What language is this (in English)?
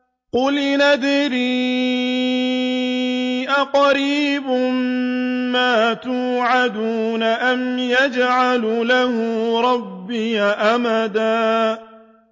Arabic